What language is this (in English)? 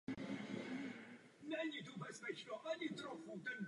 Czech